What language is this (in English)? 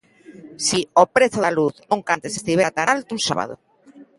Galician